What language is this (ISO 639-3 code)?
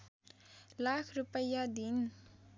nep